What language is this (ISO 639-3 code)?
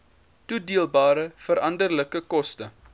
afr